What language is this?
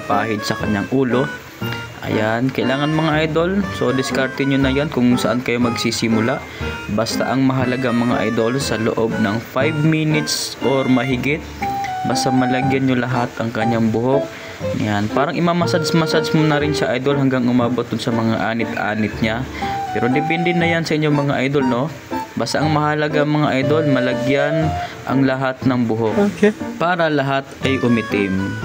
Filipino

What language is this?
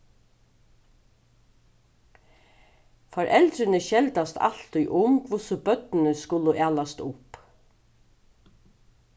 Faroese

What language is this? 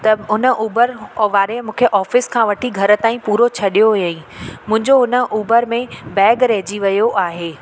Sindhi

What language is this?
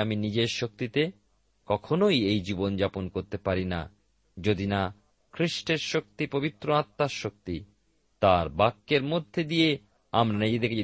Bangla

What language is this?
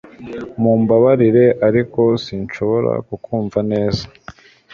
Kinyarwanda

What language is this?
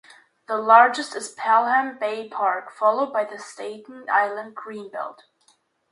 English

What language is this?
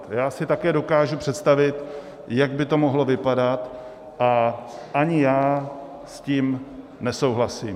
Czech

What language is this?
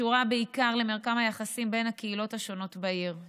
Hebrew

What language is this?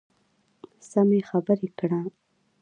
Pashto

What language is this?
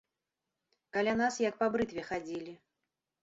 Belarusian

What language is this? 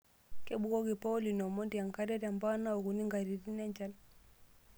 Masai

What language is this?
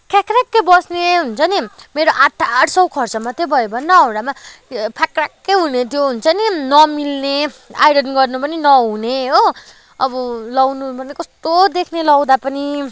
Nepali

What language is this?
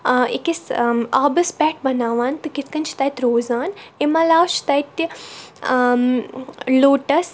Kashmiri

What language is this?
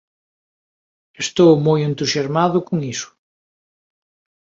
Galician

